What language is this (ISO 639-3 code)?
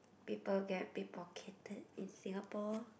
eng